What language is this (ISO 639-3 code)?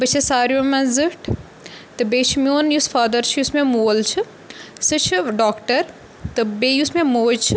kas